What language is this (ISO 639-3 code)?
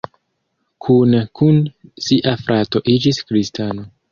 epo